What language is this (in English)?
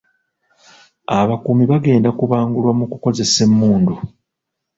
Ganda